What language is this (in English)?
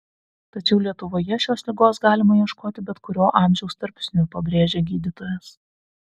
Lithuanian